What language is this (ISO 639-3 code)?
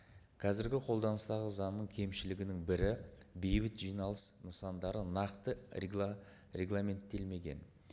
kaz